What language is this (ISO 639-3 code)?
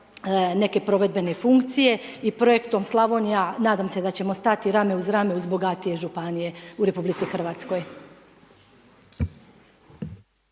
hrv